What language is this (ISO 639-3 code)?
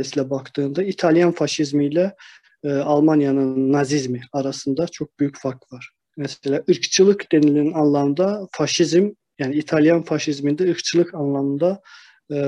tur